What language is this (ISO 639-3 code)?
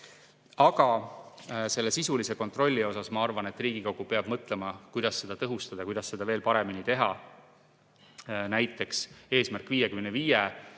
est